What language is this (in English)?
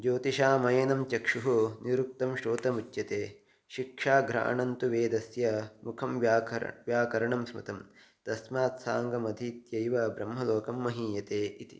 Sanskrit